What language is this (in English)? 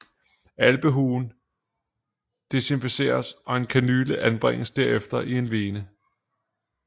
Danish